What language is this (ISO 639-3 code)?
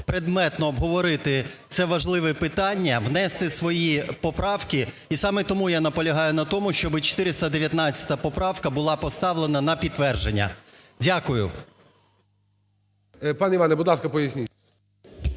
ukr